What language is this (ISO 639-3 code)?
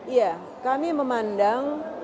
ind